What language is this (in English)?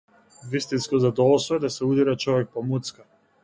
Macedonian